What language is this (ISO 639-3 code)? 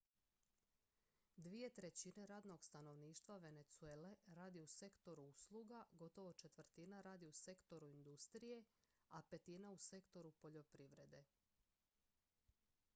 hrv